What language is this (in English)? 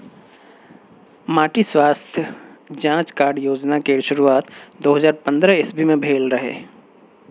Maithili